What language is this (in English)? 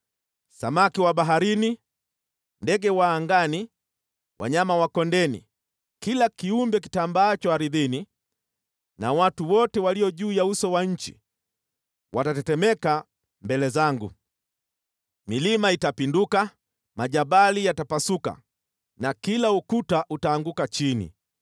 Swahili